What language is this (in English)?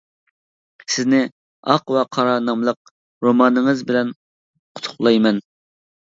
Uyghur